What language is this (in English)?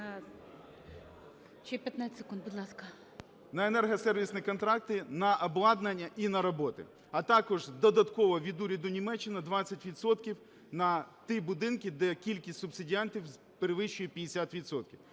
Ukrainian